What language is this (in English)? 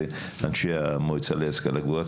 Hebrew